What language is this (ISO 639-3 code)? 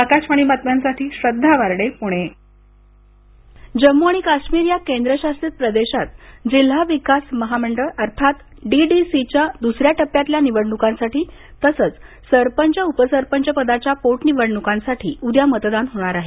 mar